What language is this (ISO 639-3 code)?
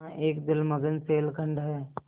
hin